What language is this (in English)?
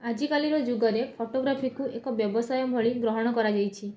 Odia